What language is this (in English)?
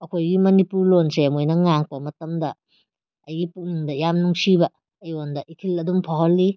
Manipuri